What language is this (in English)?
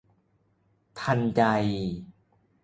Thai